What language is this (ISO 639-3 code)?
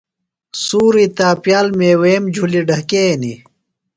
phl